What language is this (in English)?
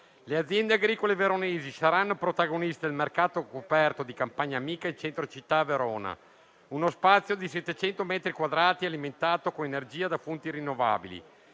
Italian